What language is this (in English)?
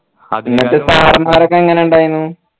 Malayalam